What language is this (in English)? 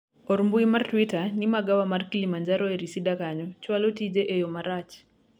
Luo (Kenya and Tanzania)